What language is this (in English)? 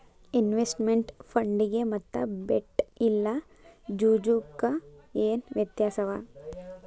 Kannada